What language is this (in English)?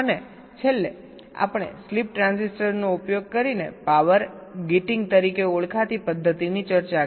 Gujarati